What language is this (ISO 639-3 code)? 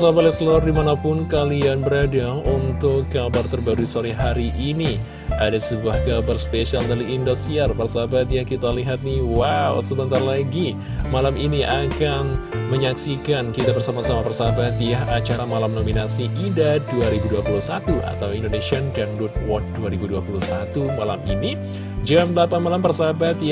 ind